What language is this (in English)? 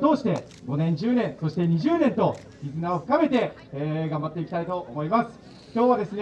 Japanese